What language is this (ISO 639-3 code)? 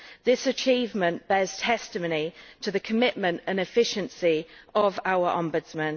eng